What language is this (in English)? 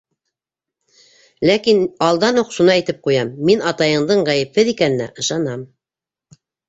Bashkir